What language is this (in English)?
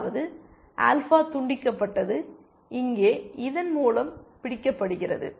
Tamil